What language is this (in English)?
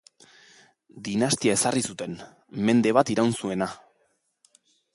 Basque